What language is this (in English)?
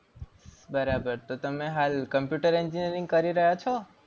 Gujarati